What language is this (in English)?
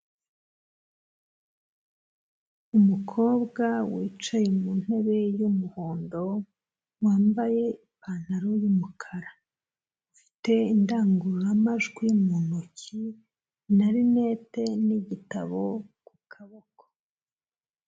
Kinyarwanda